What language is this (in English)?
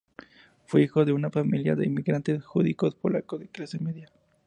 Spanish